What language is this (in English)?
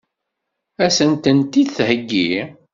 Kabyle